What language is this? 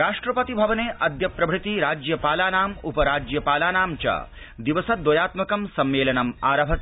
Sanskrit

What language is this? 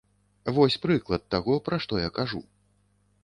Belarusian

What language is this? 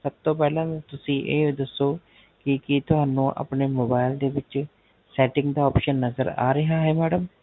Punjabi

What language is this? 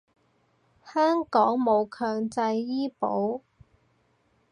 Cantonese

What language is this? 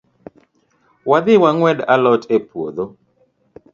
Luo (Kenya and Tanzania)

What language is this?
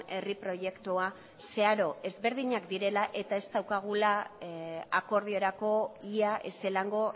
Basque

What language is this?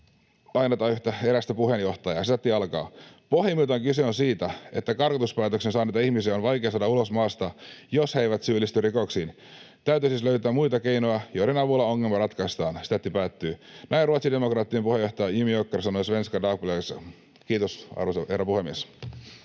Finnish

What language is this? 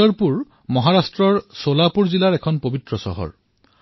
Assamese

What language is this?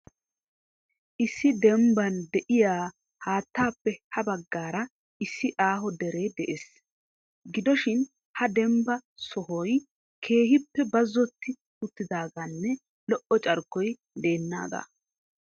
Wolaytta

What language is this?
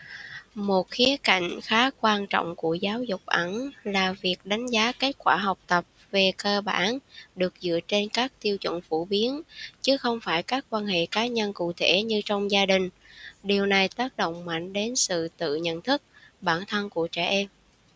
Vietnamese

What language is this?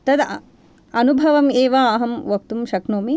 Sanskrit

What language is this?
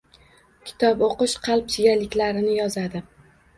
Uzbek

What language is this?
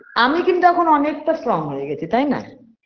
Bangla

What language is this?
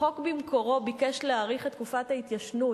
Hebrew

